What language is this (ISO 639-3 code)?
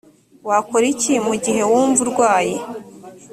kin